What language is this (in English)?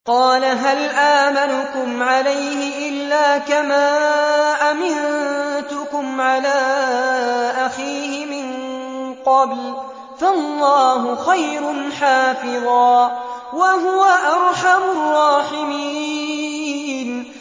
Arabic